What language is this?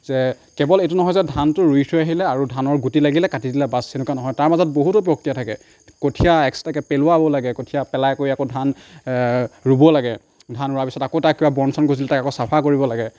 Assamese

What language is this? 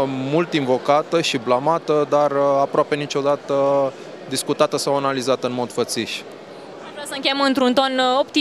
Romanian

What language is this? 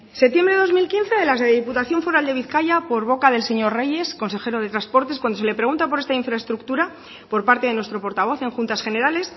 Spanish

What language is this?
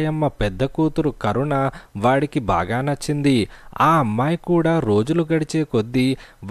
Telugu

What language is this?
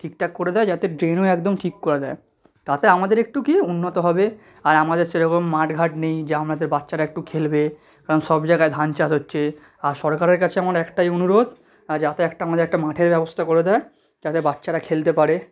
Bangla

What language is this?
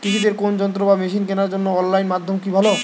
Bangla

